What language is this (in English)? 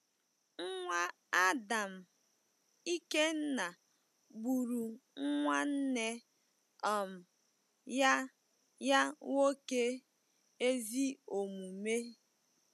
Igbo